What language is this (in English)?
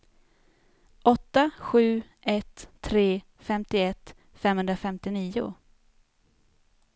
Swedish